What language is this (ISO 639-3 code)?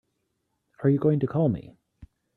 eng